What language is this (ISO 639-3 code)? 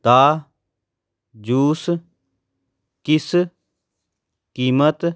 pan